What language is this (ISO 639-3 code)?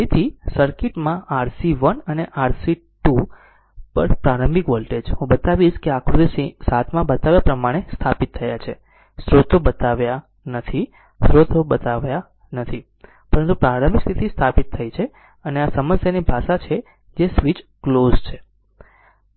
guj